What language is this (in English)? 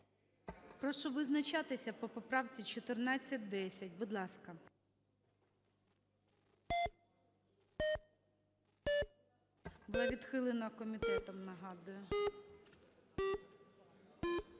Ukrainian